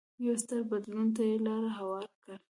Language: Pashto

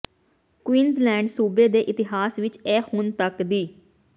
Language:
Punjabi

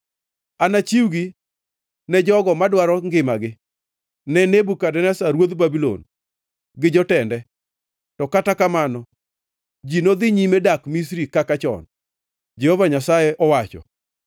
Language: Luo (Kenya and Tanzania)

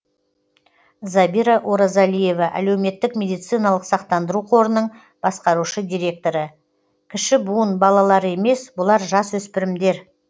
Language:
Kazakh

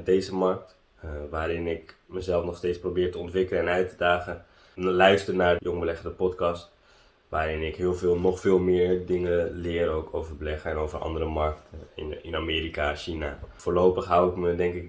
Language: Dutch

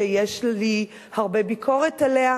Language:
Hebrew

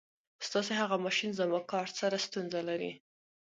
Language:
Pashto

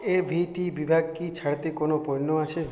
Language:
Bangla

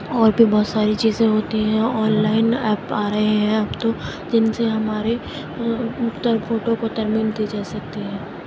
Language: Urdu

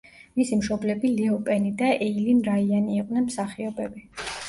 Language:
Georgian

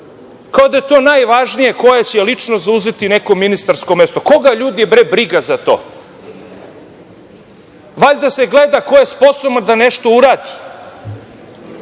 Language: Serbian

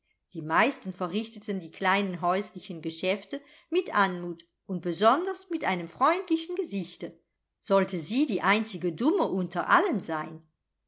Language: German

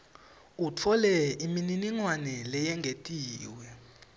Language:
Swati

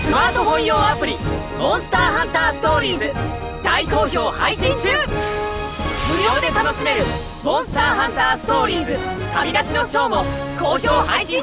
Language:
Japanese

